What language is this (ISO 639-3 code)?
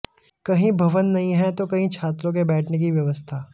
hin